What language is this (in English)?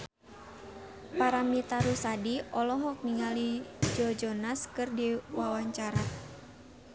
Sundanese